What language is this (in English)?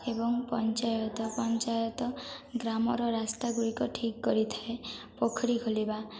Odia